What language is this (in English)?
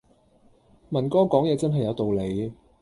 Cantonese